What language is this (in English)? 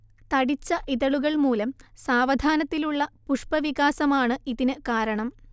Malayalam